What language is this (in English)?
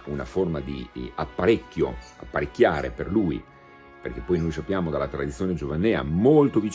Italian